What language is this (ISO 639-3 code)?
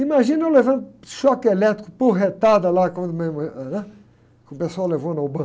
por